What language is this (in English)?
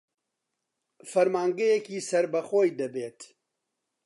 Central Kurdish